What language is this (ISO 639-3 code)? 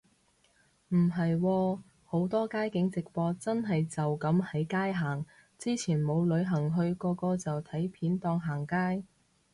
yue